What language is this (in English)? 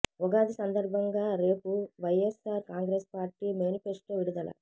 Telugu